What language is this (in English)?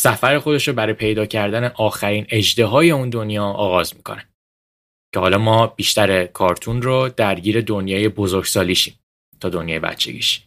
Persian